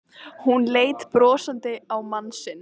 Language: Icelandic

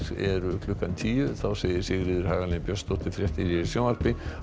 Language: Icelandic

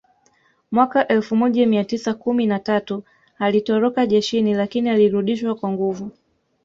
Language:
Swahili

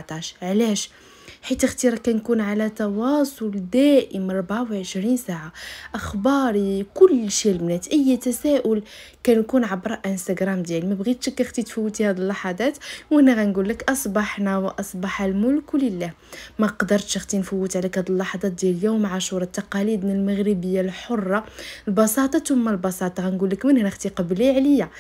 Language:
Arabic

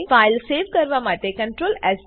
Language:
Gujarati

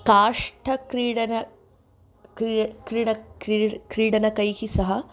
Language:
Sanskrit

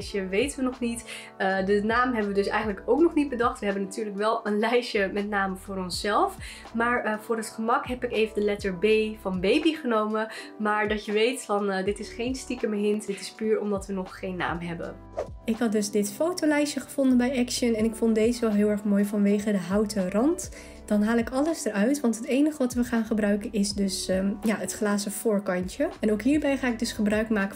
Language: Dutch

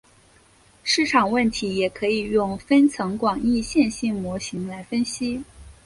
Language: Chinese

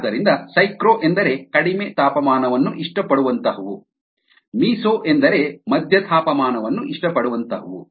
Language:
Kannada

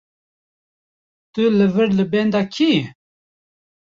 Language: Kurdish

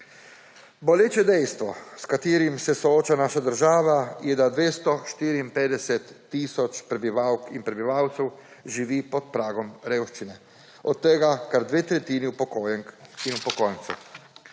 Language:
Slovenian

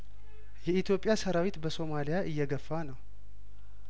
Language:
Amharic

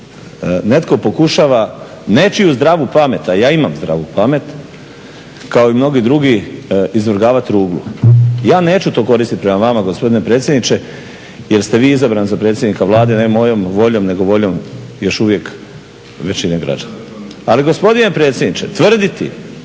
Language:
Croatian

